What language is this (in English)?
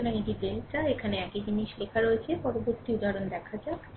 Bangla